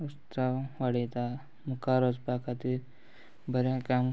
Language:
Konkani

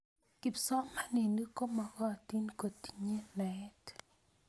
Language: Kalenjin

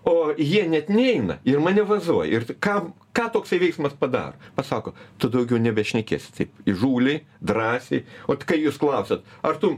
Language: Lithuanian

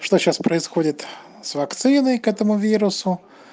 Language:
Russian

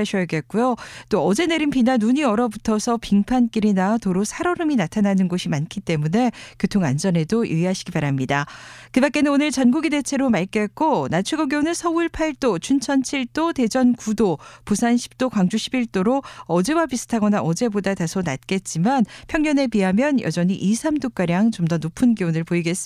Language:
Korean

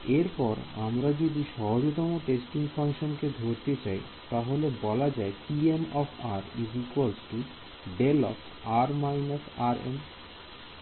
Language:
Bangla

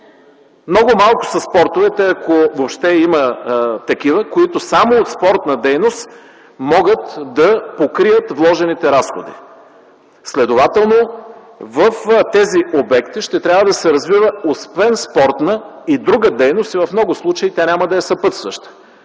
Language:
Bulgarian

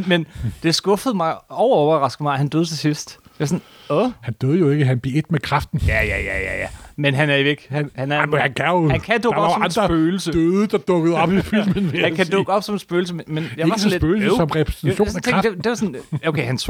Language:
Danish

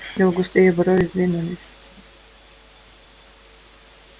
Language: Russian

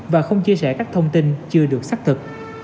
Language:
Vietnamese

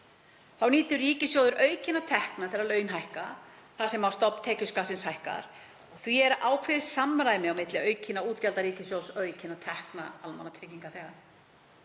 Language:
Icelandic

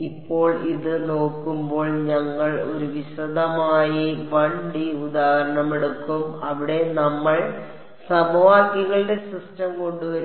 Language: Malayalam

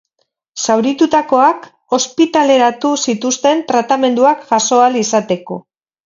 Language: Basque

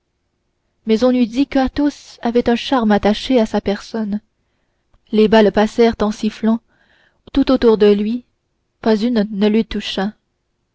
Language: French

